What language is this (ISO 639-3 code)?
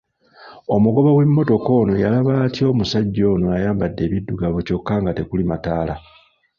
lug